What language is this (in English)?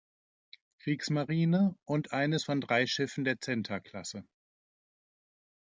German